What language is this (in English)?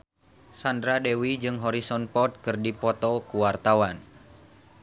Sundanese